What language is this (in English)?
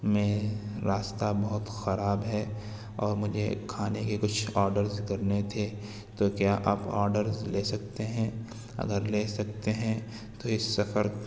Urdu